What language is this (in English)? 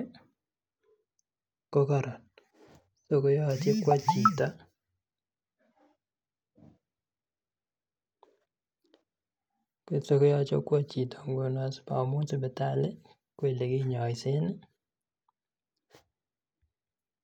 Kalenjin